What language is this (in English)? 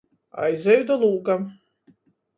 Latgalian